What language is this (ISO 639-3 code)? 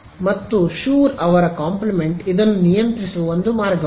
kan